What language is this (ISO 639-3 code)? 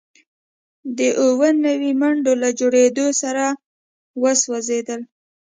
pus